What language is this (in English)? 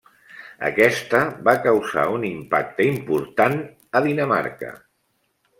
Catalan